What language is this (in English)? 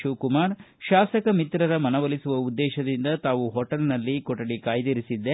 Kannada